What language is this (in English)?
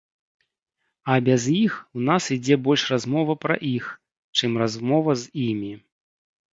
Belarusian